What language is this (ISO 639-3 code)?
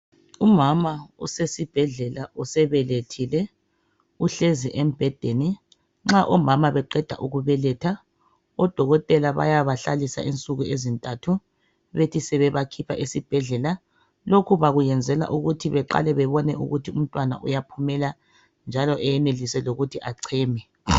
nde